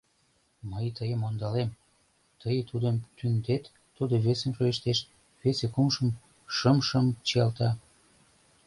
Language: Mari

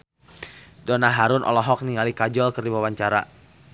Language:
Sundanese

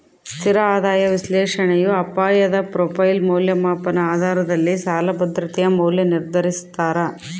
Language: Kannada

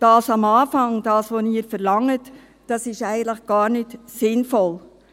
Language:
Swiss German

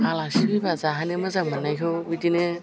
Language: Bodo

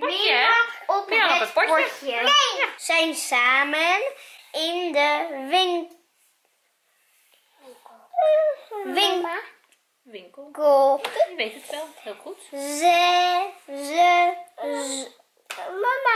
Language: Dutch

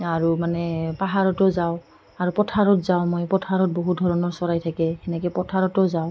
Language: Assamese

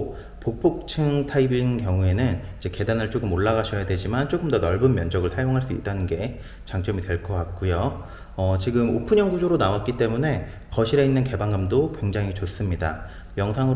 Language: Korean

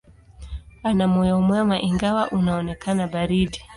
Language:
Swahili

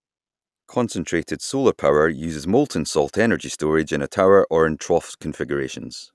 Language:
English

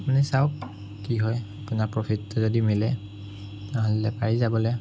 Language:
Assamese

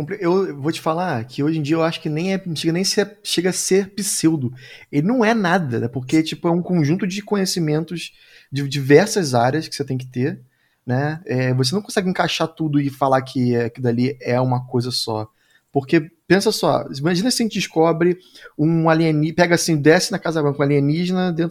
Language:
Portuguese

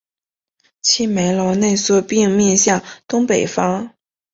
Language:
Chinese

